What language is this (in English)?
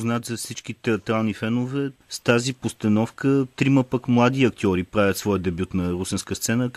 Bulgarian